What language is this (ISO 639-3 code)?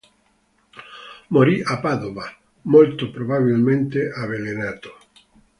ita